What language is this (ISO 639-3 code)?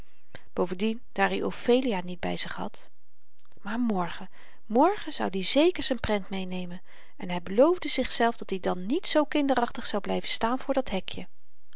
nld